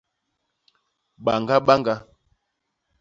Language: Basaa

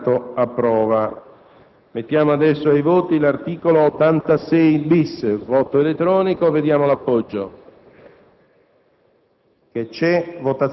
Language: Italian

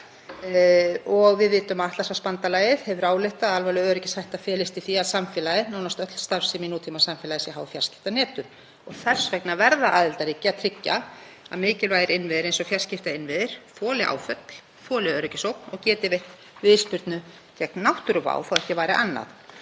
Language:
Icelandic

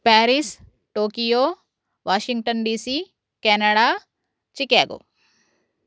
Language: Sanskrit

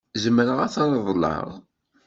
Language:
Kabyle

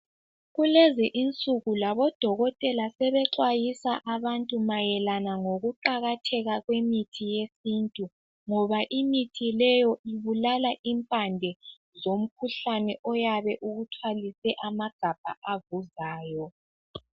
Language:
North Ndebele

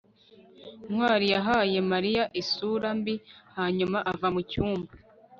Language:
Kinyarwanda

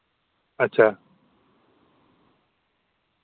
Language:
Dogri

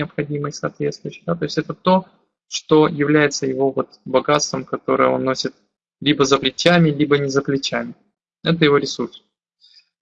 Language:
Russian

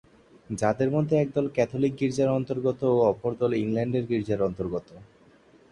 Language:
Bangla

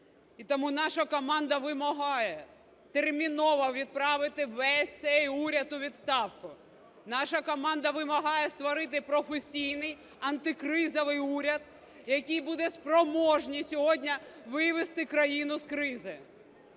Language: Ukrainian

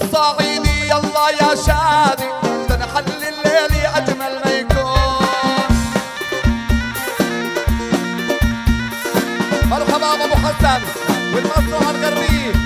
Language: Arabic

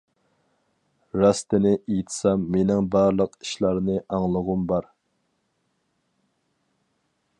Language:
Uyghur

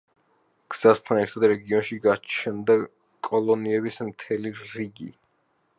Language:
Georgian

